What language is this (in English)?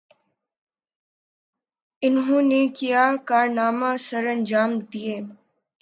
Urdu